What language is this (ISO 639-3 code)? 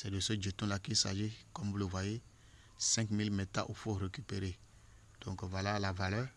fra